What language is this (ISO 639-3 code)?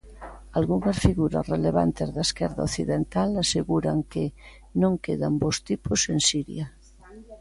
glg